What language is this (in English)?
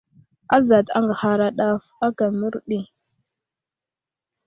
Wuzlam